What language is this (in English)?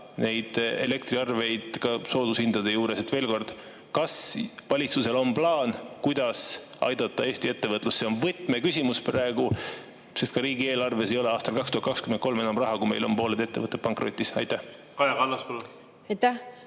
Estonian